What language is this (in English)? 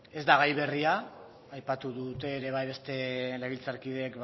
Basque